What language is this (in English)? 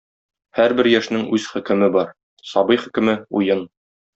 Tatar